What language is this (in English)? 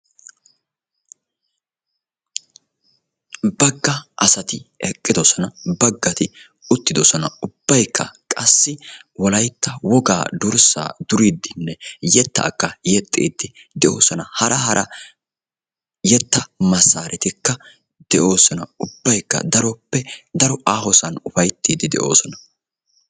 Wolaytta